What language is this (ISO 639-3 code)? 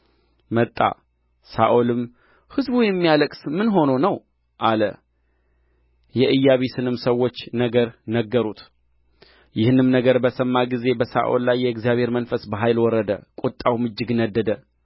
amh